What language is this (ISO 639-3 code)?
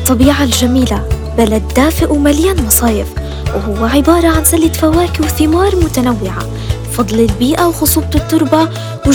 ara